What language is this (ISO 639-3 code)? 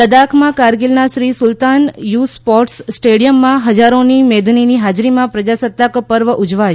guj